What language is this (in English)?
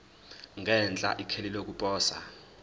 Zulu